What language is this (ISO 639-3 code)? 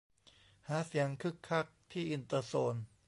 tha